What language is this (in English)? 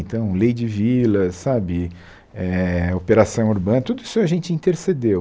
Portuguese